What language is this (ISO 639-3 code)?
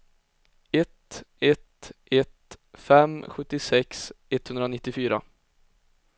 swe